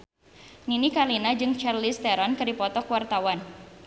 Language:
Sundanese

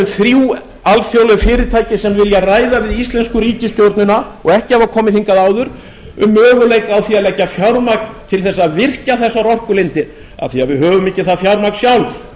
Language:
Icelandic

